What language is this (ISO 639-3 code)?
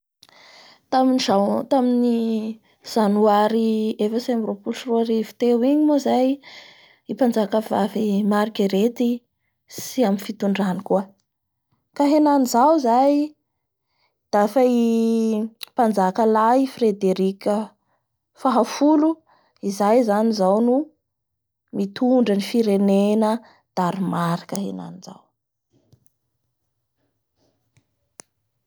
bhr